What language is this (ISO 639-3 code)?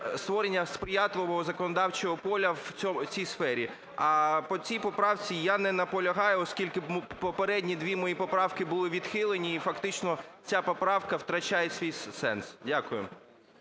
ukr